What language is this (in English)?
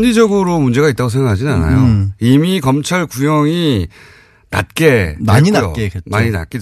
Korean